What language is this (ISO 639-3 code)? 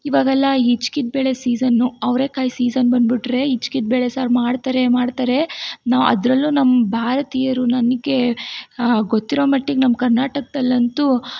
kan